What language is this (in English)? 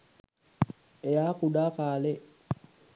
Sinhala